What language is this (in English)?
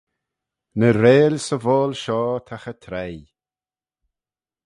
Manx